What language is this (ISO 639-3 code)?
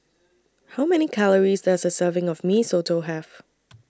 eng